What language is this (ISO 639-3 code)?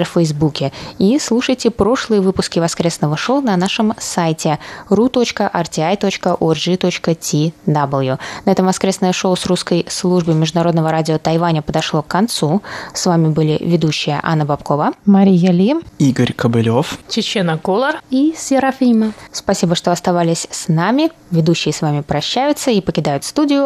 rus